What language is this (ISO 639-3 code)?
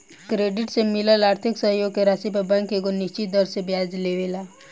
bho